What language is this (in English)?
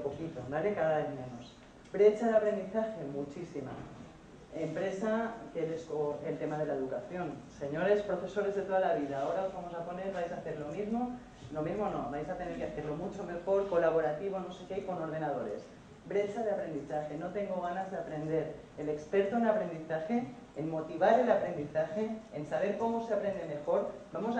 Spanish